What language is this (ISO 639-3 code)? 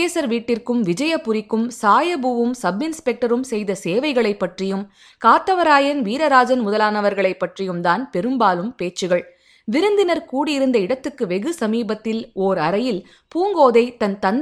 tam